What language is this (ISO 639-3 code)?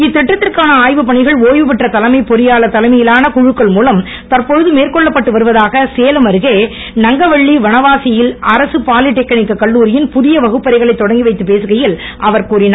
tam